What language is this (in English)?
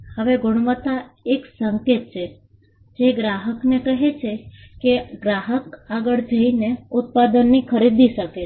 Gujarati